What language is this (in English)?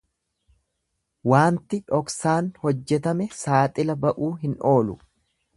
Oromo